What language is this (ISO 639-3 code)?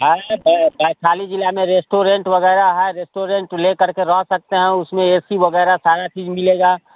hin